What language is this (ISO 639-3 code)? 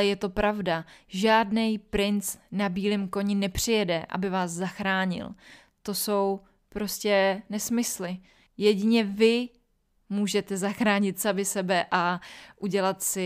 ces